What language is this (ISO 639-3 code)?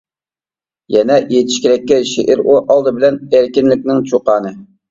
uig